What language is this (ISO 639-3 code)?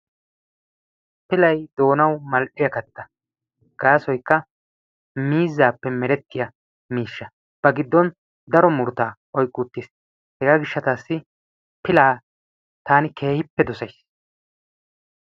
wal